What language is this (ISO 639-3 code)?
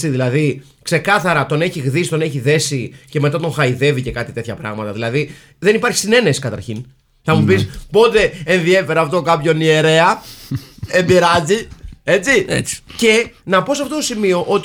ell